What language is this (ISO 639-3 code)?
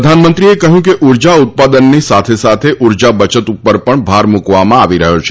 guj